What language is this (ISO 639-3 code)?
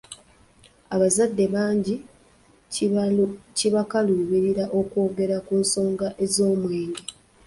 lug